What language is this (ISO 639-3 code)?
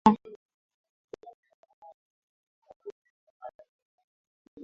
swa